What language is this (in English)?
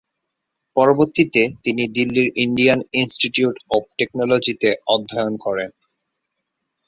Bangla